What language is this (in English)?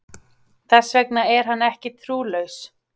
Icelandic